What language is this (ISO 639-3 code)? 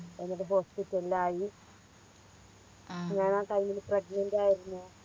mal